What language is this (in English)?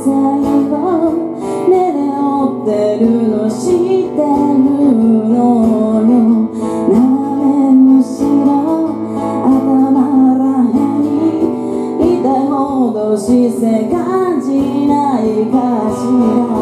Japanese